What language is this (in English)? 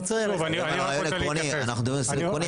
Hebrew